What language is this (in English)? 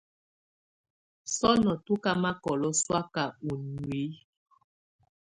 Tunen